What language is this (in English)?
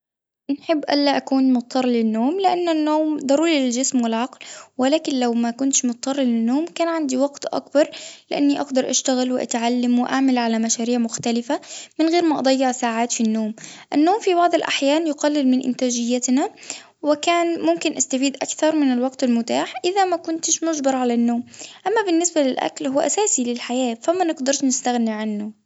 Tunisian Arabic